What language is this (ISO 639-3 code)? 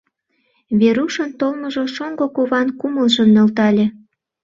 chm